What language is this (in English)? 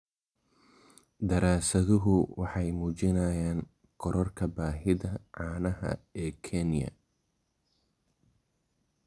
Somali